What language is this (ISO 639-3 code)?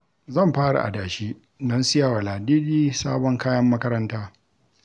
hau